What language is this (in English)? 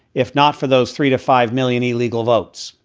English